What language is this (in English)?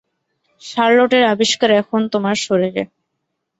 Bangla